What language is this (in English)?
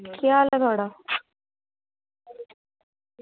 Dogri